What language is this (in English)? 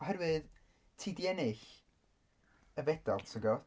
Welsh